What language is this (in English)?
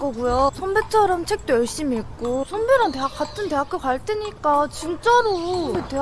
Korean